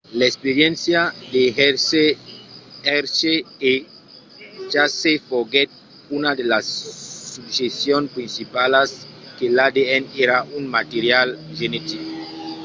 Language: Occitan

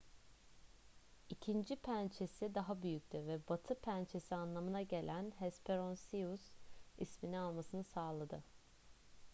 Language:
Turkish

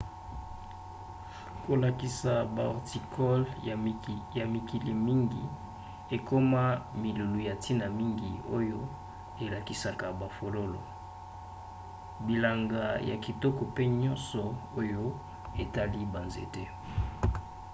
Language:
Lingala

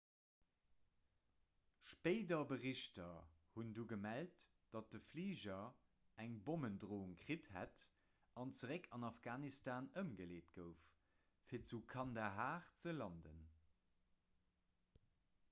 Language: Luxembourgish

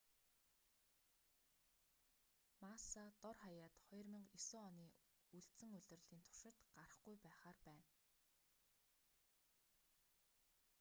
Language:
Mongolian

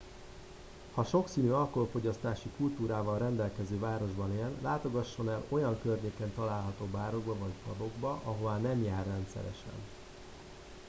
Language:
Hungarian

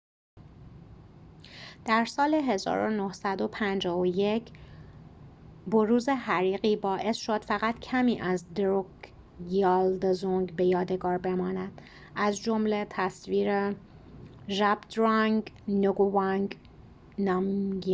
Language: Persian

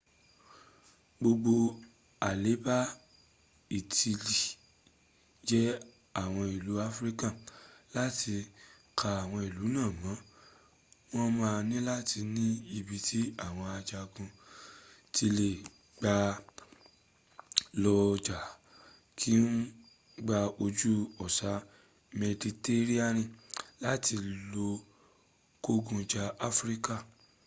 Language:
Yoruba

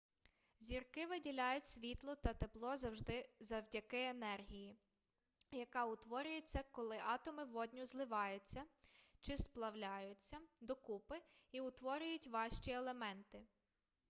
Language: Ukrainian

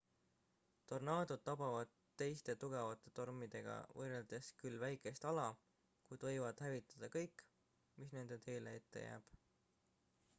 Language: Estonian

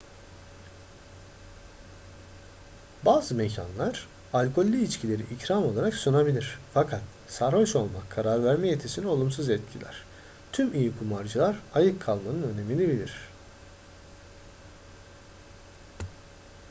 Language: Turkish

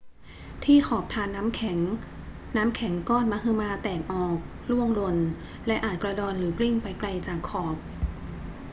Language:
Thai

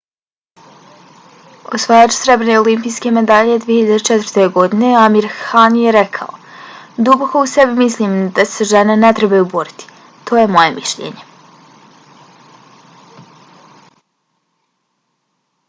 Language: Bosnian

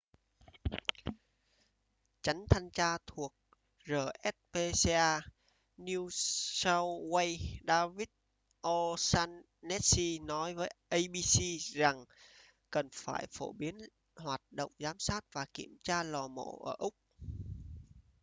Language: Vietnamese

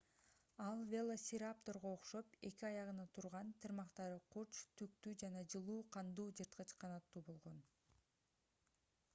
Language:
Kyrgyz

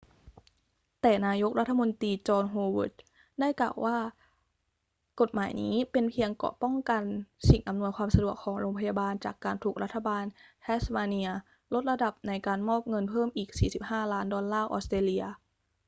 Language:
Thai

